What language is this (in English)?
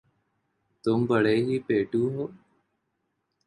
Urdu